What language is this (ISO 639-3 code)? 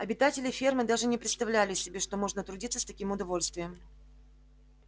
rus